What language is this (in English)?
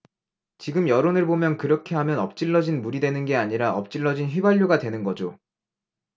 Korean